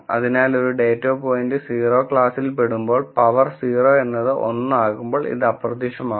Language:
Malayalam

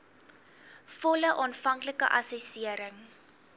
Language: Afrikaans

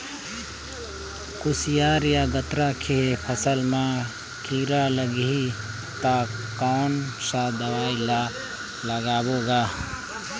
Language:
Chhattisgarhi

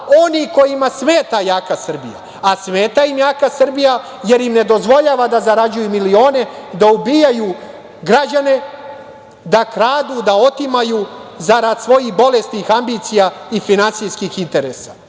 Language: Serbian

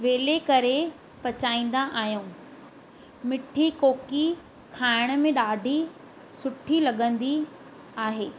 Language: Sindhi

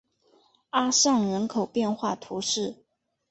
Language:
Chinese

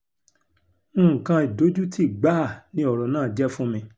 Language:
Yoruba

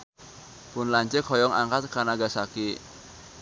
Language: Sundanese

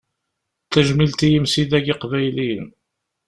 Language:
Kabyle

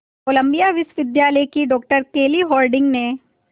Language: Hindi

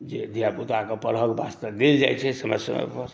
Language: Maithili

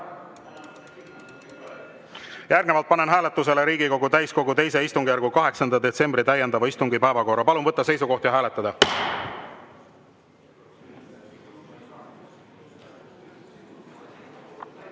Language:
Estonian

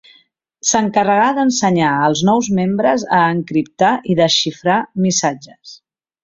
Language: Catalan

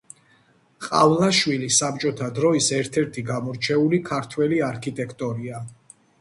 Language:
Georgian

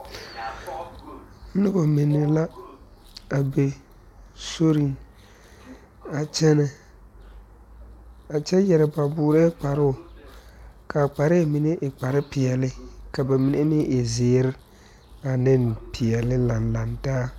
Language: Southern Dagaare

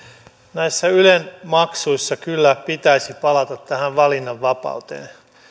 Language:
Finnish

